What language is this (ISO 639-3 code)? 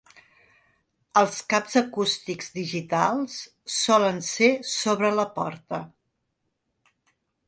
cat